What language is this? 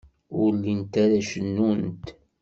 Kabyle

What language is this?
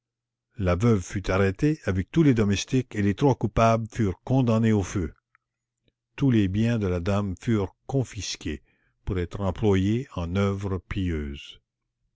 French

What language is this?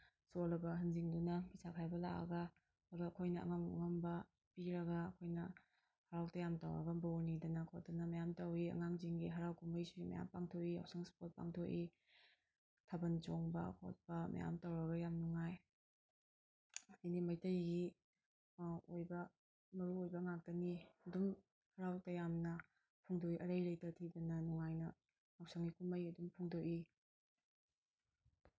Manipuri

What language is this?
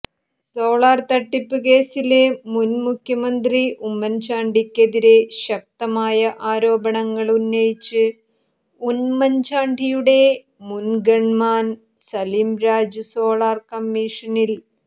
Malayalam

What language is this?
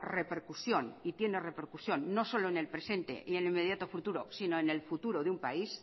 Spanish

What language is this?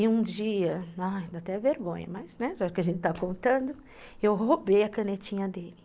Portuguese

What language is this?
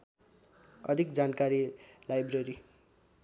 Nepali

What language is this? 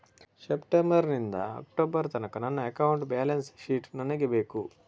Kannada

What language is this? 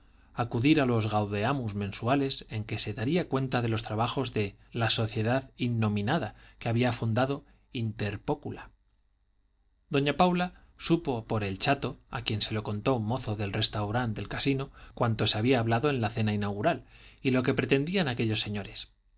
Spanish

